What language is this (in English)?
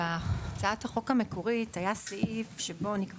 Hebrew